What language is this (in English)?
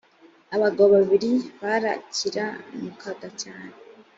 Kinyarwanda